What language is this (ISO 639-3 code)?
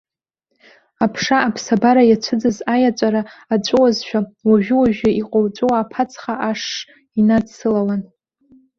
abk